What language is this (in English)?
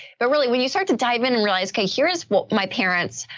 English